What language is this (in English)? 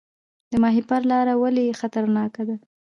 Pashto